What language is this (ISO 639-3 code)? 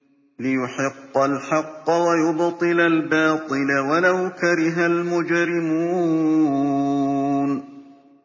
ara